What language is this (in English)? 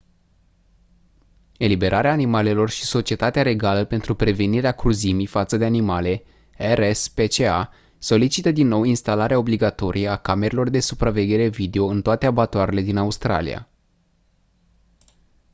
Romanian